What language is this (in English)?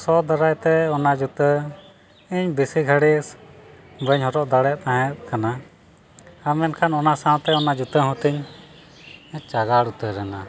Santali